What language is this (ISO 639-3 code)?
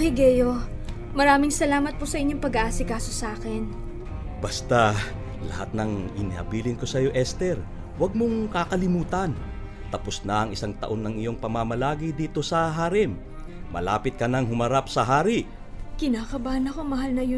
fil